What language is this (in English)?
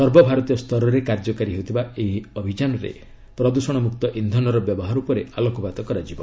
Odia